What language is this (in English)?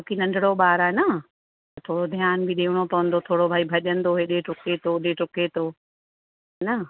Sindhi